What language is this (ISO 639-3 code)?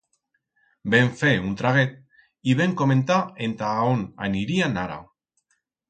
arg